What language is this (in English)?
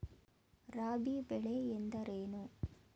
Kannada